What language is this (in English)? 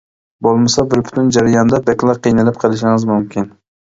Uyghur